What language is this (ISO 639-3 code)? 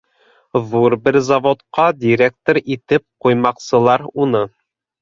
bak